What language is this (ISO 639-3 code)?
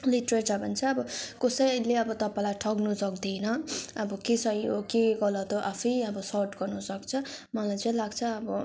nep